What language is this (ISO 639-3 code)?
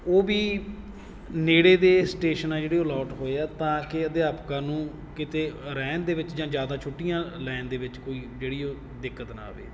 pan